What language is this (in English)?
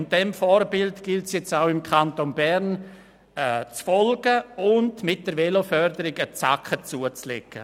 Swiss German